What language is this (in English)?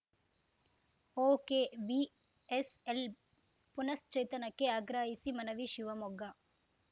Kannada